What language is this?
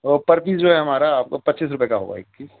Urdu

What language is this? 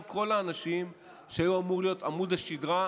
Hebrew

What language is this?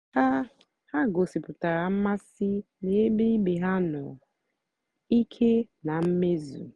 Igbo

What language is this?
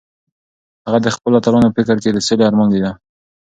Pashto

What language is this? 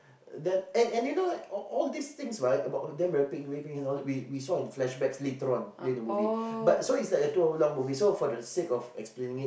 English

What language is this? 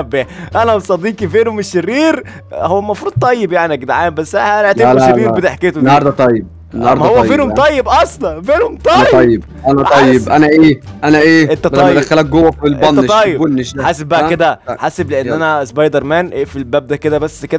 Arabic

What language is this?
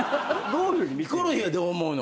Japanese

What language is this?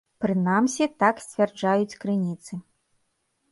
Belarusian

